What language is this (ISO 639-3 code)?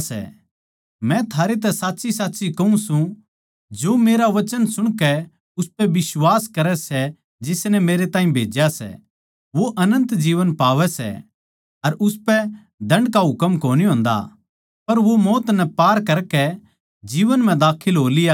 bgc